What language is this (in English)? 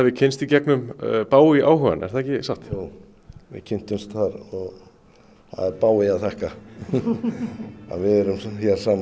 Icelandic